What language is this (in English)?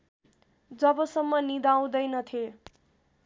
Nepali